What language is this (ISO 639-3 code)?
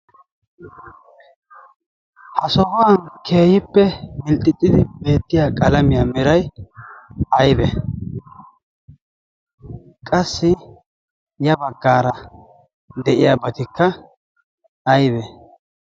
wal